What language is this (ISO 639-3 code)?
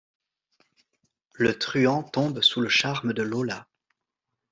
fra